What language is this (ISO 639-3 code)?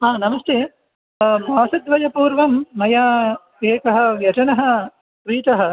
san